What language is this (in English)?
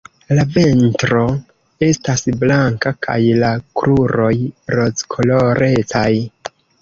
Esperanto